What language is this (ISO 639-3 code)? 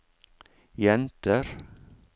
nor